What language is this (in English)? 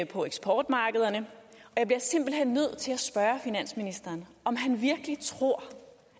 Danish